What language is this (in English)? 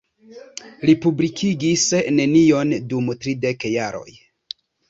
Esperanto